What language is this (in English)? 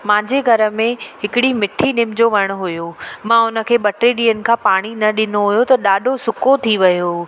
Sindhi